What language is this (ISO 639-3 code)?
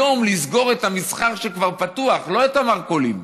heb